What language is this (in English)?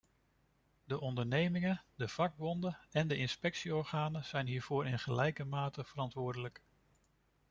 Dutch